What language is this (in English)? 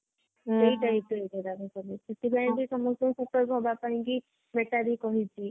Odia